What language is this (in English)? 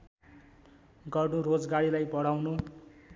Nepali